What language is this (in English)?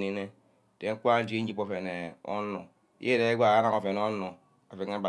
Ubaghara